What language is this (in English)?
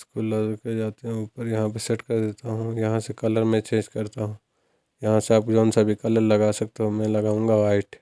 Urdu